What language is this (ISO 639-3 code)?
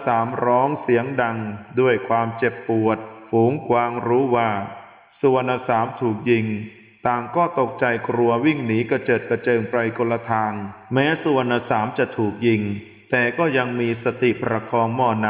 tha